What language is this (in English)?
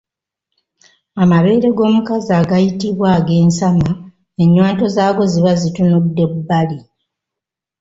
Ganda